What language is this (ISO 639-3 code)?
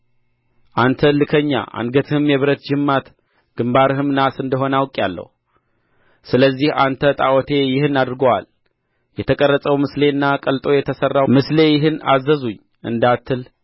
amh